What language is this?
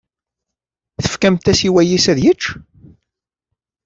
Kabyle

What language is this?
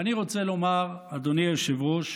Hebrew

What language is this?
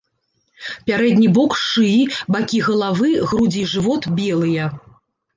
Belarusian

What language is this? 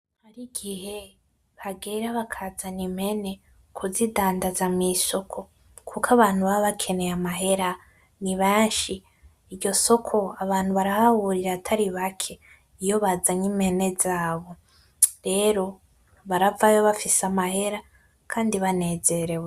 Rundi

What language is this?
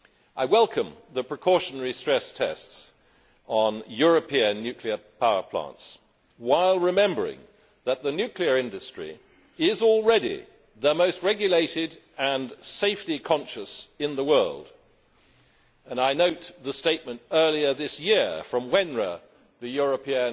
English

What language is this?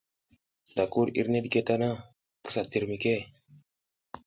South Giziga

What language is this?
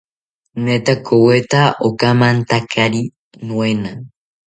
South Ucayali Ashéninka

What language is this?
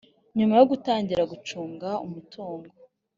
Kinyarwanda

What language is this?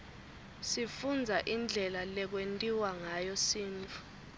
Swati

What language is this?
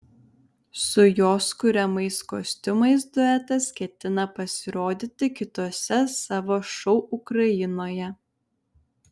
Lithuanian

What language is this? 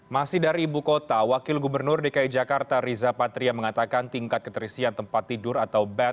Indonesian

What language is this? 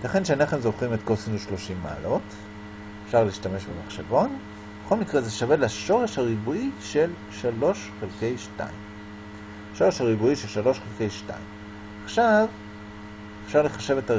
Hebrew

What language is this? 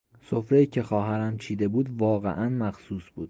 Persian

